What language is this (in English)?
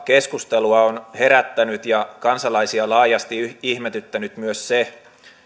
Finnish